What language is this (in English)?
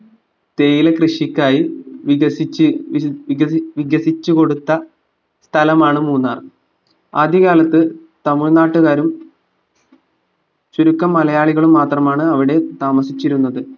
Malayalam